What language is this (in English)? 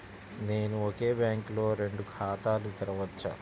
Telugu